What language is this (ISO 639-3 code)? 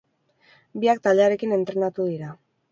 eus